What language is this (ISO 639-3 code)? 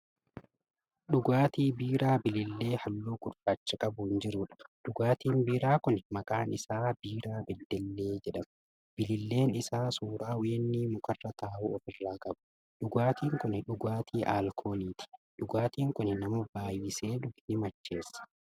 orm